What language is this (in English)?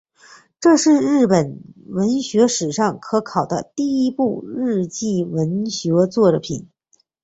Chinese